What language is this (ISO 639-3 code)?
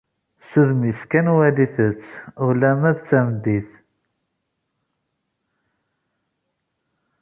kab